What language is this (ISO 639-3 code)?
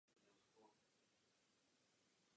ces